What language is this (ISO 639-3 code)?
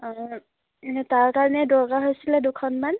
asm